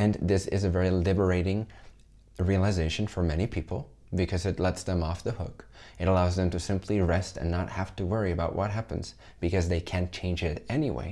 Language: English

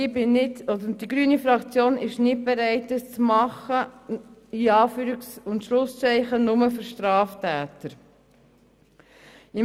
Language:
Swiss German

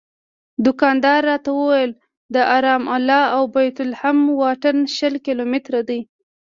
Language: Pashto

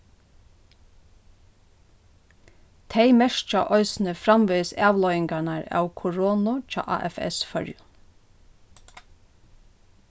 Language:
Faroese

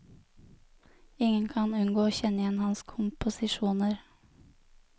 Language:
Norwegian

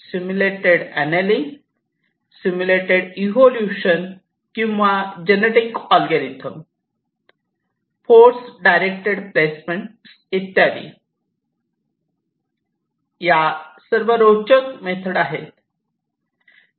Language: Marathi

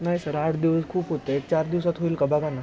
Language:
Marathi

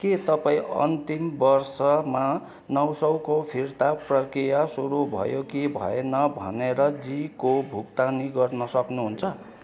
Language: Nepali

